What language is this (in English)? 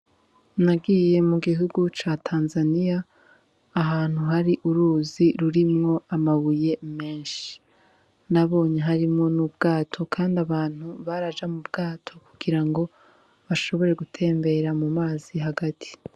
Rundi